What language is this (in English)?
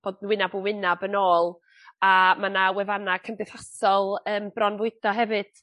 Welsh